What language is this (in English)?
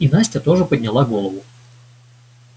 Russian